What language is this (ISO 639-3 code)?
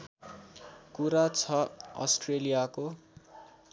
nep